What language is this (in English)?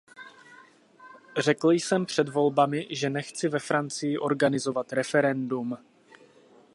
Czech